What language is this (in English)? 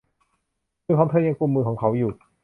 Thai